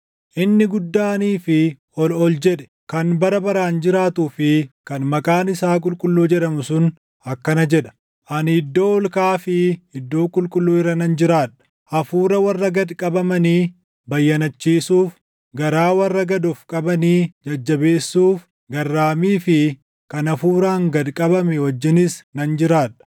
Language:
Oromo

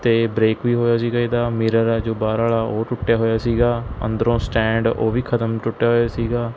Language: Punjabi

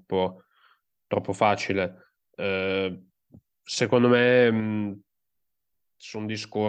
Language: Italian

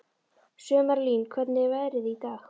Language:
Icelandic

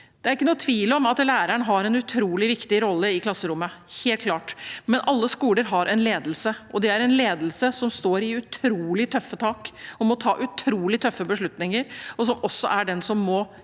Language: Norwegian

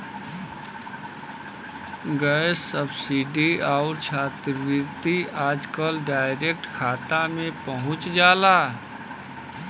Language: Bhojpuri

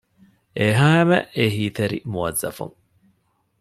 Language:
Divehi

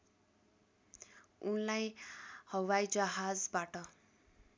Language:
Nepali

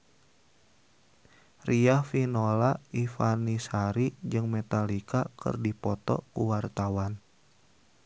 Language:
Sundanese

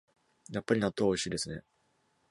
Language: Japanese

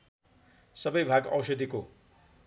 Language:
Nepali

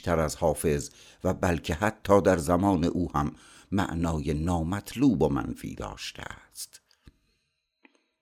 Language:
Persian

